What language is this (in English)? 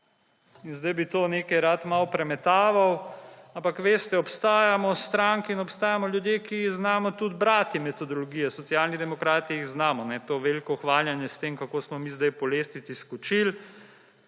Slovenian